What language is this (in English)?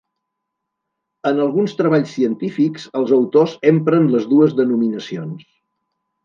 Catalan